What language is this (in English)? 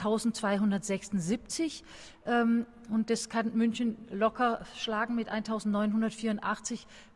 German